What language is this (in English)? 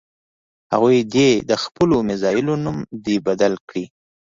Pashto